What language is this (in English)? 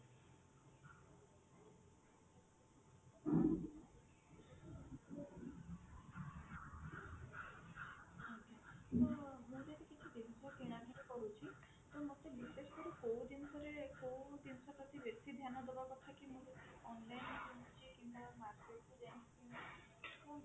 Odia